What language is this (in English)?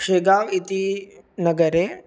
Sanskrit